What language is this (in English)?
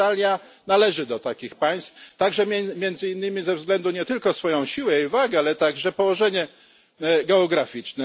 Polish